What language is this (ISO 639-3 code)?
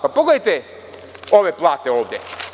srp